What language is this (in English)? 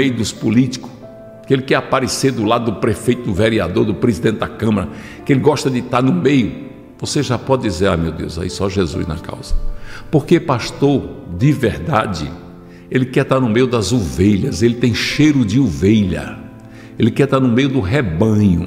Portuguese